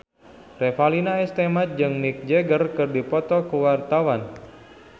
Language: Sundanese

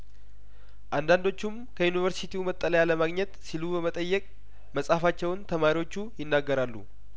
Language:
Amharic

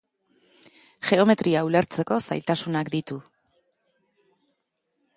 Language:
Basque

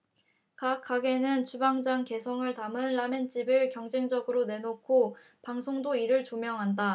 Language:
Korean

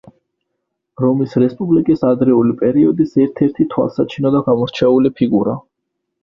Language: Georgian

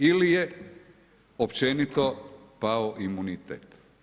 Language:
Croatian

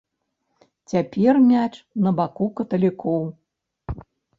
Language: Belarusian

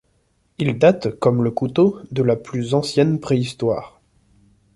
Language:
French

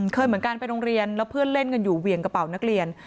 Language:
Thai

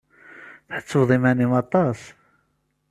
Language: Kabyle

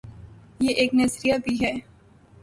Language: Urdu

